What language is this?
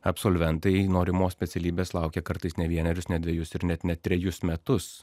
Lithuanian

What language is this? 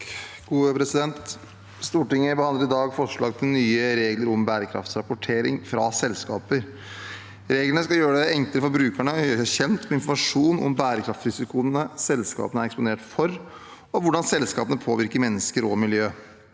Norwegian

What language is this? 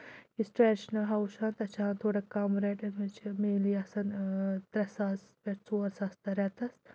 Kashmiri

